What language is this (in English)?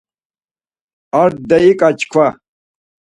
Laz